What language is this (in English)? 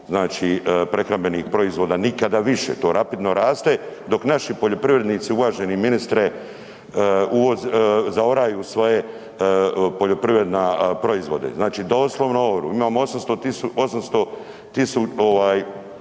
Croatian